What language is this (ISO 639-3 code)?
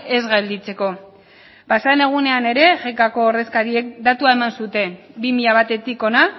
eus